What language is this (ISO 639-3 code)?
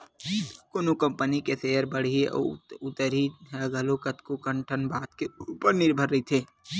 hne